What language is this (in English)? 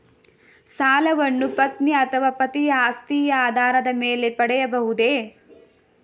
Kannada